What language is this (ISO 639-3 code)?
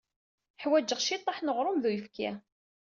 kab